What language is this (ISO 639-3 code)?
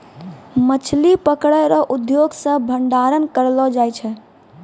mai